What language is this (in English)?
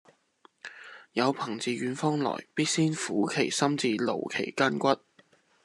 Chinese